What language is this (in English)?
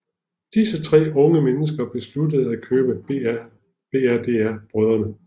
Danish